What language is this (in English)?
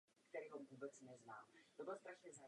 Czech